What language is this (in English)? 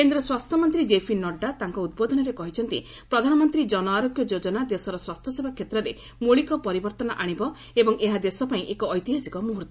Odia